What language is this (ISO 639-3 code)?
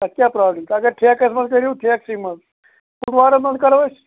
kas